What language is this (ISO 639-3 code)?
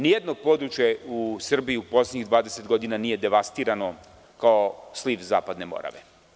srp